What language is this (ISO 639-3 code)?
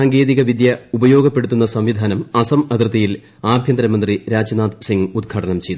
mal